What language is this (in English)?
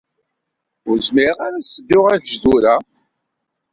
Kabyle